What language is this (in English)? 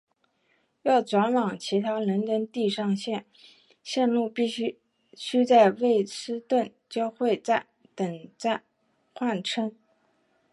Chinese